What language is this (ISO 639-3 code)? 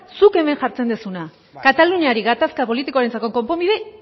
eus